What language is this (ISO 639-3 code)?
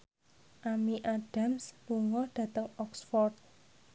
jav